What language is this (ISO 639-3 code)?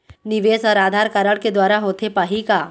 hne